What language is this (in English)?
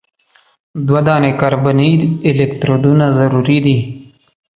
Pashto